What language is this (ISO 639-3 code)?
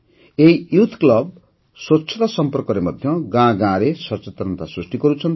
ori